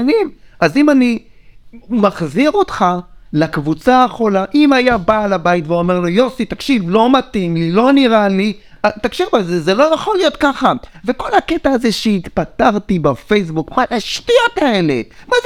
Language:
Hebrew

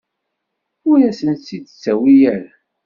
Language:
Kabyle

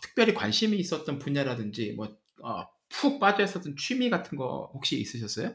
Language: Korean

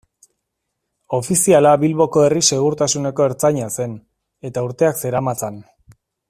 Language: Basque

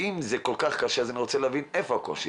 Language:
Hebrew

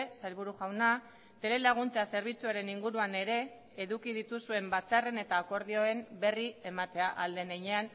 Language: Basque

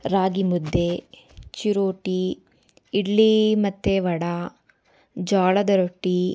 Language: Kannada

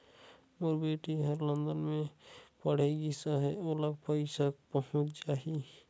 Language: Chhattisgarhi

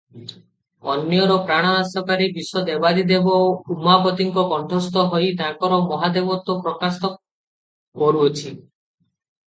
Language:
Odia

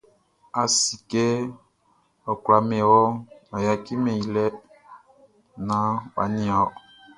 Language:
Baoulé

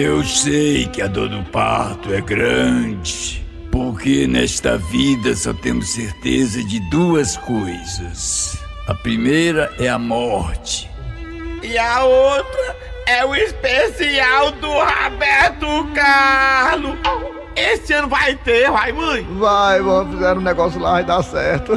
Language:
Portuguese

